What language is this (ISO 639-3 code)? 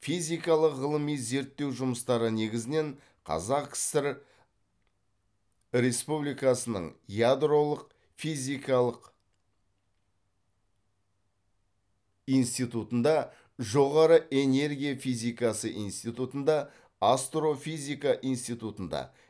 kaz